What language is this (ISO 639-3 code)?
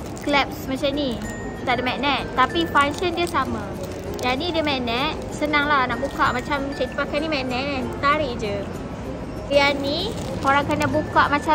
msa